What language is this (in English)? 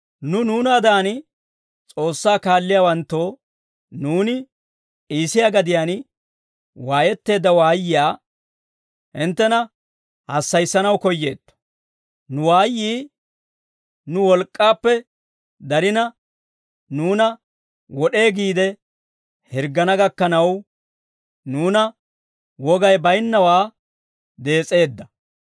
Dawro